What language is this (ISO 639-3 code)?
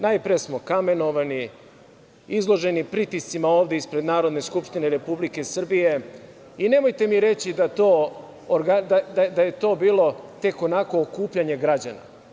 srp